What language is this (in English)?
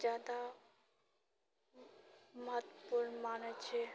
Maithili